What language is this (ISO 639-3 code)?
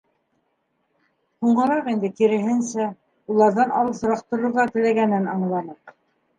bak